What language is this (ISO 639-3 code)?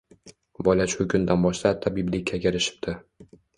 uzb